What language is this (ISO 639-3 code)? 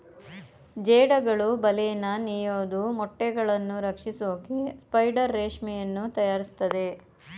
kan